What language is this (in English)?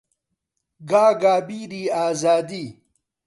Central Kurdish